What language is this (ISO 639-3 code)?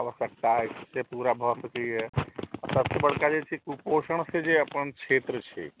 mai